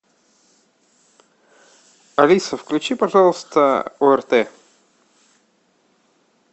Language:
Russian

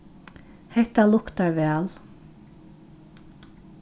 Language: Faroese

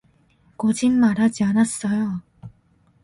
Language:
Korean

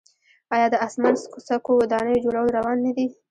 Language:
Pashto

